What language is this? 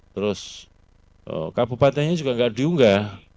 Indonesian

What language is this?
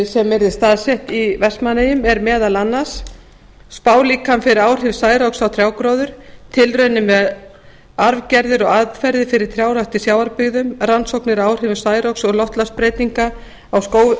Icelandic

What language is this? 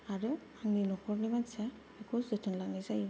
Bodo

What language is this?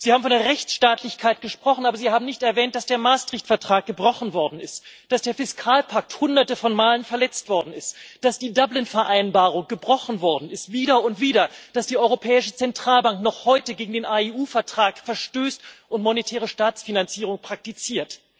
German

